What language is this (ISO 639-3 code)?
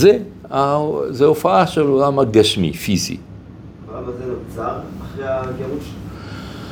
heb